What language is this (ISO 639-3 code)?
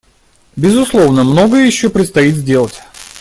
rus